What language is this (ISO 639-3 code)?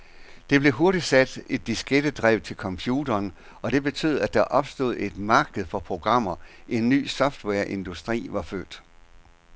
dan